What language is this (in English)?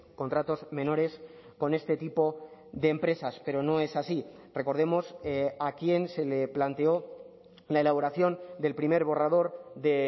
Spanish